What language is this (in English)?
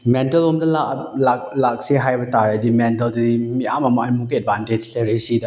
Manipuri